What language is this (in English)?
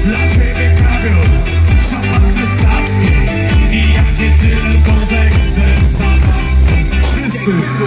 Polish